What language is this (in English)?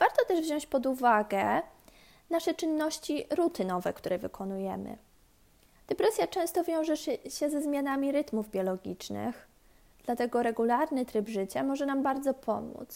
Polish